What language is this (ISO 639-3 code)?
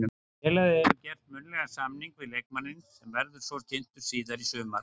isl